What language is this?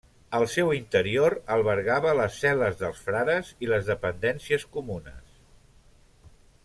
Catalan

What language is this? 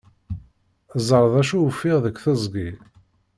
Kabyle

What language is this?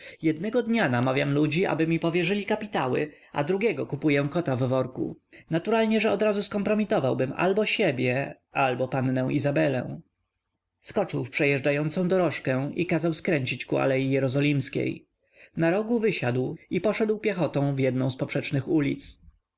Polish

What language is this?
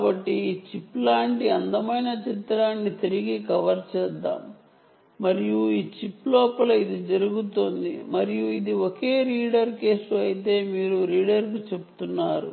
Telugu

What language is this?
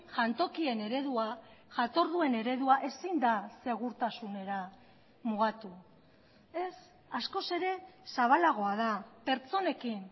Basque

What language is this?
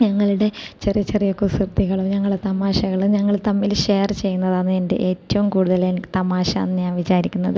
Malayalam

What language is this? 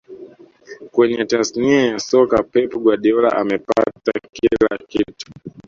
Swahili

